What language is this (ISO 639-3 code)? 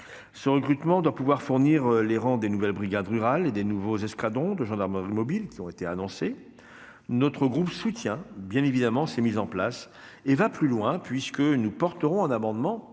fra